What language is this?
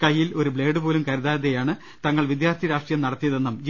Malayalam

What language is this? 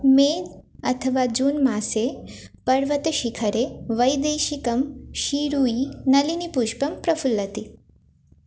Sanskrit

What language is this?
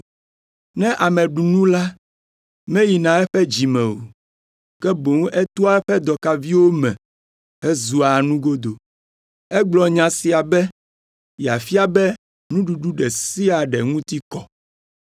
Ewe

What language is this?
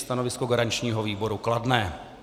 Czech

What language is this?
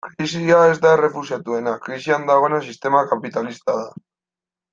Basque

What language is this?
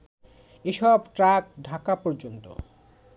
Bangla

